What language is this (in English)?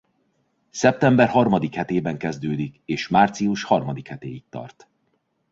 Hungarian